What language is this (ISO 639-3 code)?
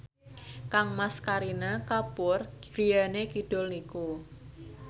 jav